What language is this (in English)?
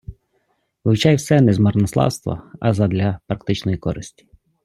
Ukrainian